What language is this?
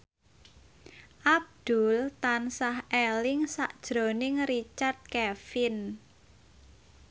Javanese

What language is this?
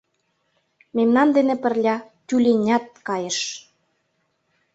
Mari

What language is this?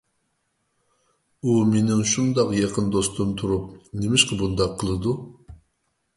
Uyghur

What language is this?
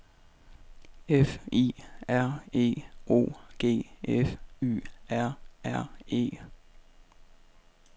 Danish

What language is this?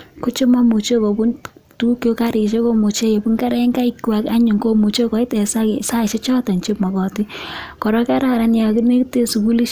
Kalenjin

